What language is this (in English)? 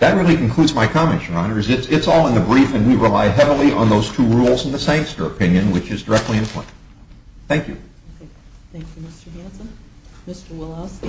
English